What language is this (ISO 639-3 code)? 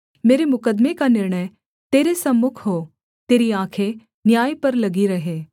hin